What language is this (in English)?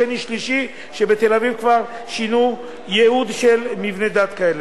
Hebrew